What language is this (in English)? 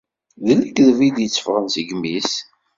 Kabyle